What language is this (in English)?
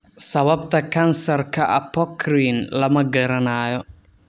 Somali